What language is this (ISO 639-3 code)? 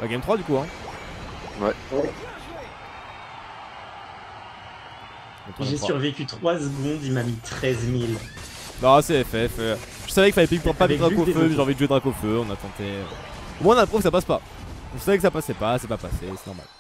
fra